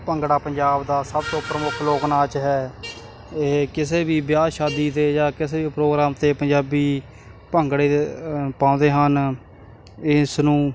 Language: Punjabi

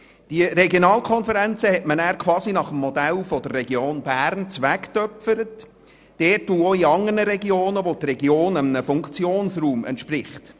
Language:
Swiss German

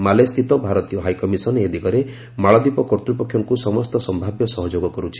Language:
Odia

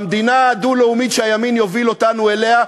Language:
Hebrew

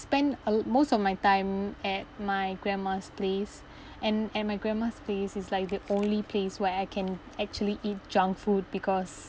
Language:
English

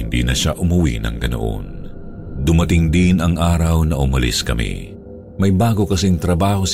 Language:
Filipino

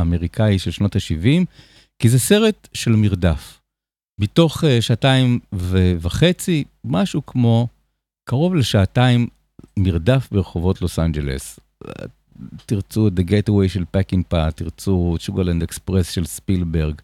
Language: Hebrew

